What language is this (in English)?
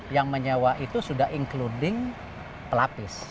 Indonesian